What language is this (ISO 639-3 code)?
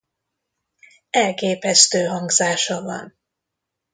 hun